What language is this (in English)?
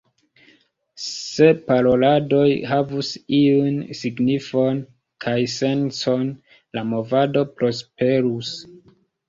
Esperanto